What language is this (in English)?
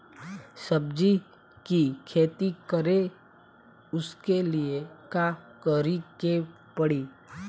Bhojpuri